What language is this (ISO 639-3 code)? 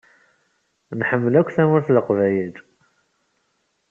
kab